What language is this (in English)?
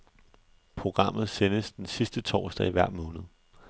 Danish